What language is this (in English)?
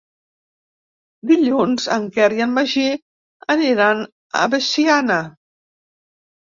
Catalan